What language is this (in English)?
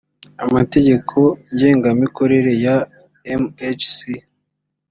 Kinyarwanda